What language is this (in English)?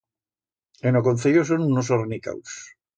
Aragonese